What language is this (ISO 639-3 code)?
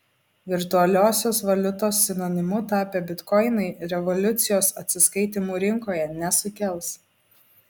lit